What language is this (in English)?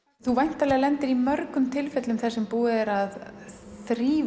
Icelandic